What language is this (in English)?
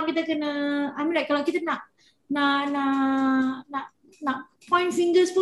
Malay